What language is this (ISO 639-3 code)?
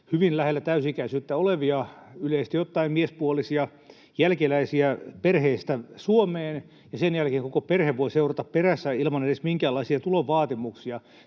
fin